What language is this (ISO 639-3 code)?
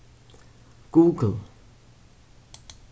fao